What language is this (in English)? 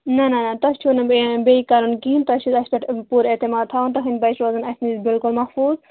Kashmiri